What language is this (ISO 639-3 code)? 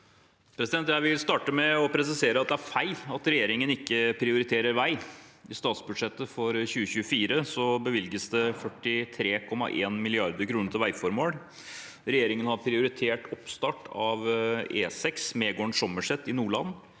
nor